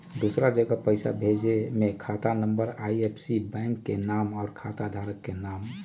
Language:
Magahi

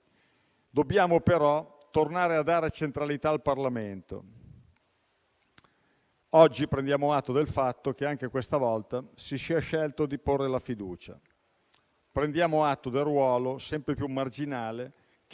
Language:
Italian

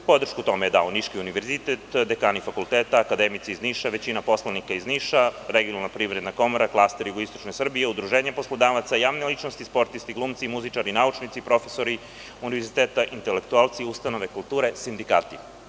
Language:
Serbian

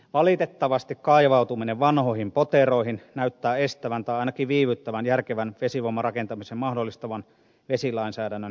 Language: Finnish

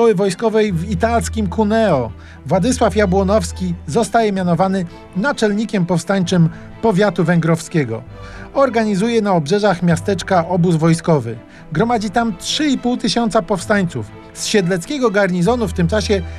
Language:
Polish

